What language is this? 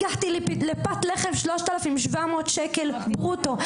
Hebrew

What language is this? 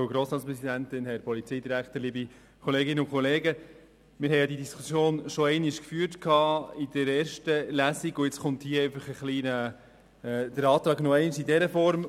Swiss German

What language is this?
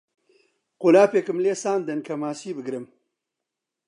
Central Kurdish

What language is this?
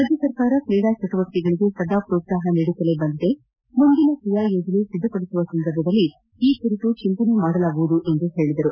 Kannada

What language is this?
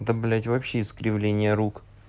Russian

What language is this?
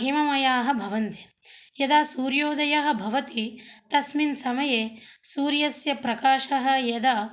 Sanskrit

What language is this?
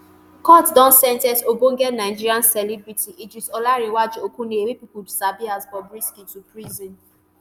Nigerian Pidgin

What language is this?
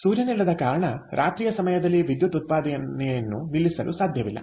Kannada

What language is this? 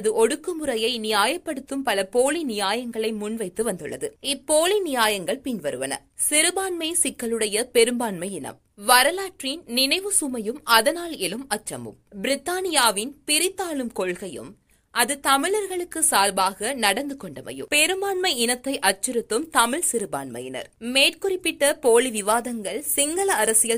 Tamil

